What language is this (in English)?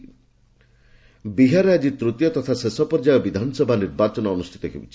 Odia